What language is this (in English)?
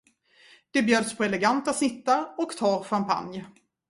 Swedish